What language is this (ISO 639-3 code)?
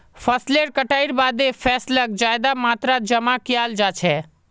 mag